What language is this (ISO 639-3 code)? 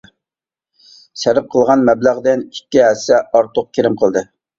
uig